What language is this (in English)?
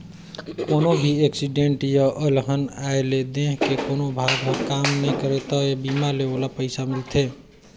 Chhattisgarhi